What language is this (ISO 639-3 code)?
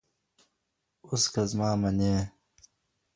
pus